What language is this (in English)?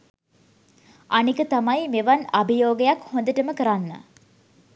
Sinhala